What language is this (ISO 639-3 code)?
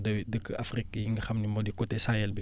wol